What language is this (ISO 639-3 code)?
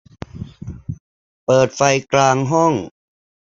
tha